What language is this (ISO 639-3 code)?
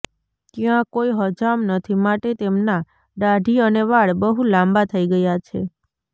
guj